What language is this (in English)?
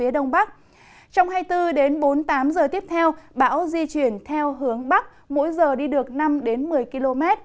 Vietnamese